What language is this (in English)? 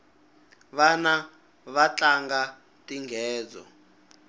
Tsonga